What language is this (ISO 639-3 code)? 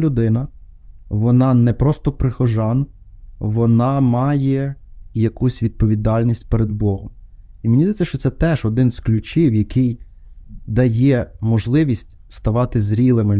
ukr